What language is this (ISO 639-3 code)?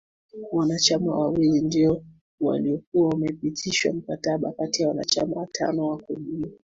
swa